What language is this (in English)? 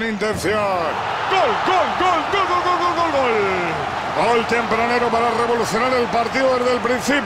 Spanish